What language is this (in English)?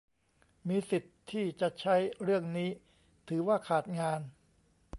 Thai